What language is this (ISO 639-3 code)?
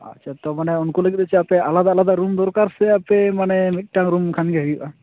sat